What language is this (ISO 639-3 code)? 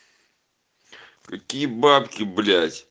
rus